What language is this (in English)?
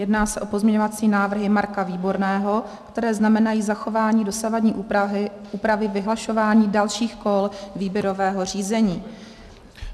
Czech